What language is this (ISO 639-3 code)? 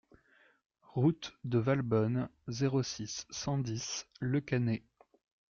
fra